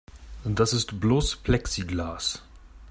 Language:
German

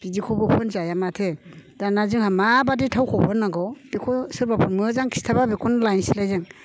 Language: Bodo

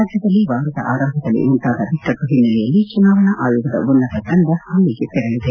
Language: Kannada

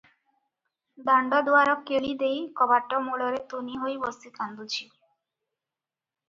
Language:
Odia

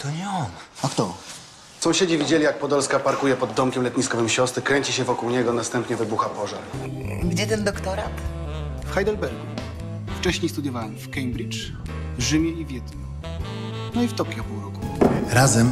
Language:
Polish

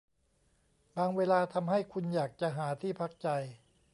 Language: Thai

